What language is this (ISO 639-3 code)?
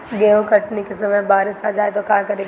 bho